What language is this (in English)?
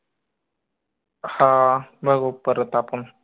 Marathi